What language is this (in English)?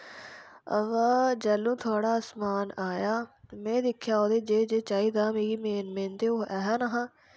Dogri